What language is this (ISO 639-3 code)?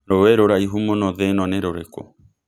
kik